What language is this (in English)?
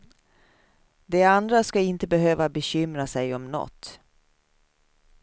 Swedish